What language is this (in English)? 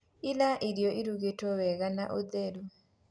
Kikuyu